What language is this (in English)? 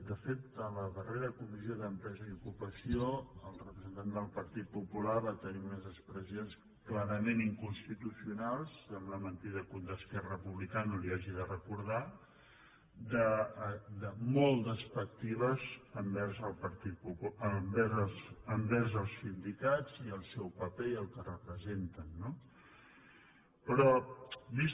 Catalan